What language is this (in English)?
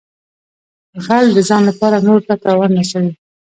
Pashto